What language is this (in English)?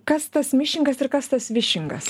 Lithuanian